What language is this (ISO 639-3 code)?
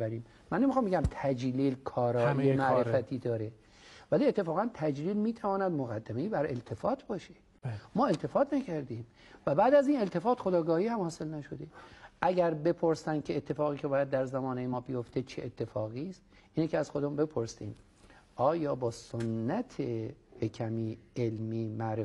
fas